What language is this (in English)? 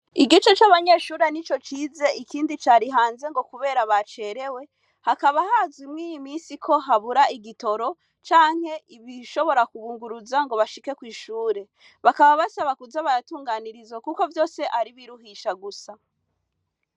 Rundi